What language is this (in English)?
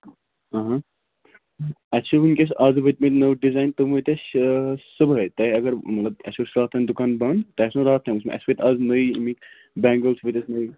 Kashmiri